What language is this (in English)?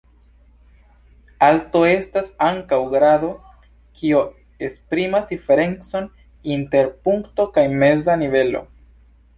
Esperanto